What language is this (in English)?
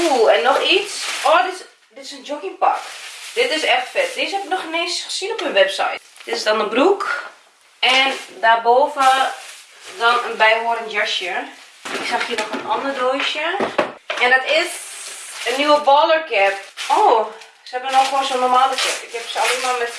Dutch